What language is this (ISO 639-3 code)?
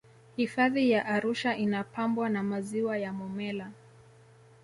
swa